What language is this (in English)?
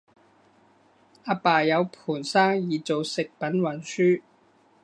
Cantonese